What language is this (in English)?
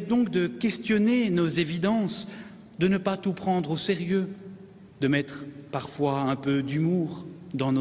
French